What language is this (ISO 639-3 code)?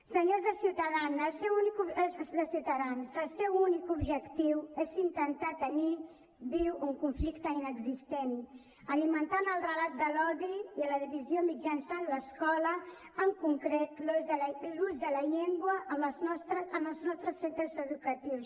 cat